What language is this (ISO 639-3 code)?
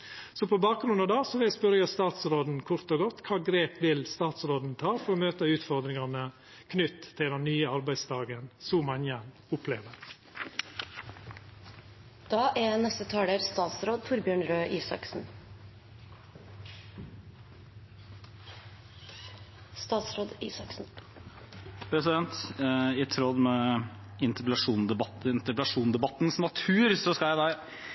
nno